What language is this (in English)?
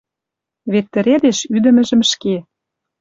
Western Mari